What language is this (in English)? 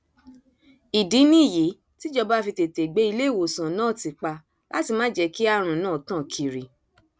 Yoruba